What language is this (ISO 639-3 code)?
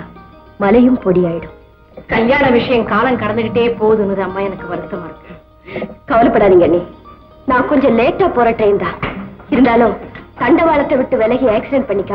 ind